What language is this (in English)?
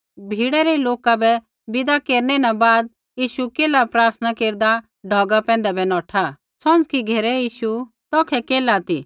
Kullu Pahari